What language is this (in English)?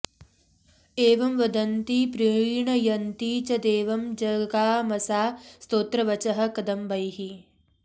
Sanskrit